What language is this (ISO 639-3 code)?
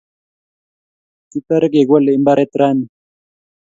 kln